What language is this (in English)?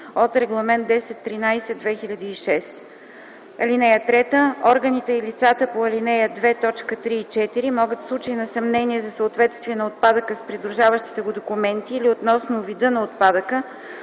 Bulgarian